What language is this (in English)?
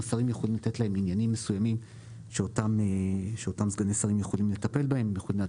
Hebrew